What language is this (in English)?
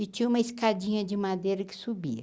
Portuguese